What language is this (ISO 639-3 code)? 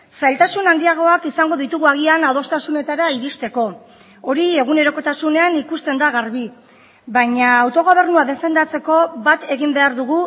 eus